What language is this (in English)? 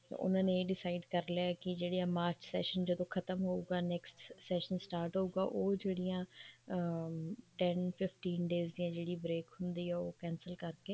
Punjabi